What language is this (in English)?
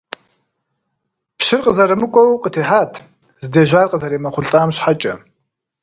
Kabardian